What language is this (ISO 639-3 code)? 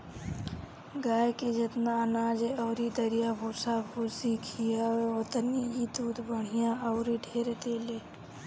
bho